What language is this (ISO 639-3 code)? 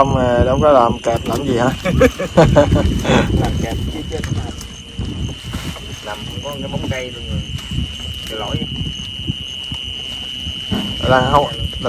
vie